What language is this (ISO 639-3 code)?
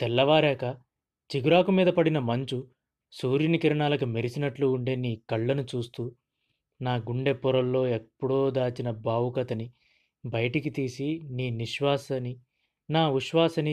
tel